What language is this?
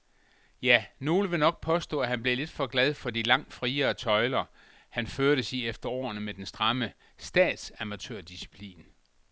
Danish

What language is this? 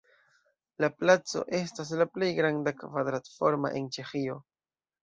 Esperanto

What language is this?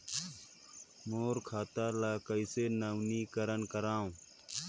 Chhattisgarhi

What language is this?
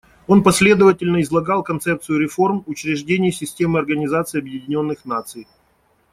Russian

